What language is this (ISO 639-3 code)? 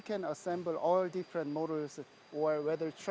ind